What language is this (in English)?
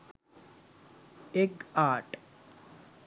Sinhala